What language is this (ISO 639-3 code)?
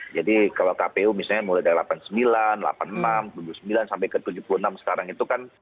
ind